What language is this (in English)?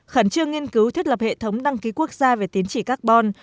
Vietnamese